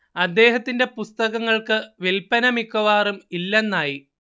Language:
Malayalam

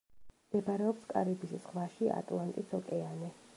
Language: Georgian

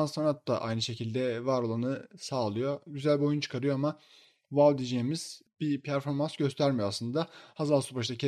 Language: Turkish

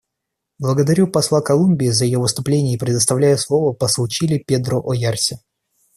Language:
Russian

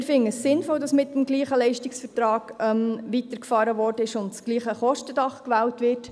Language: Swiss German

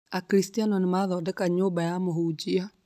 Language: Kikuyu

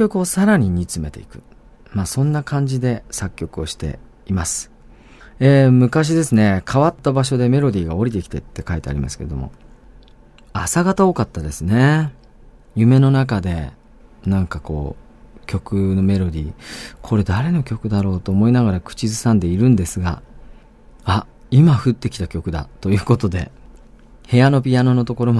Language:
Japanese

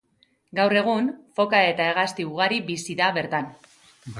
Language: Basque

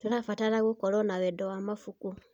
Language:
Kikuyu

